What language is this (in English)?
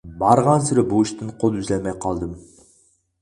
Uyghur